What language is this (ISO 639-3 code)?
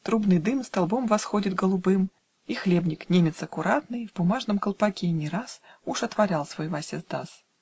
rus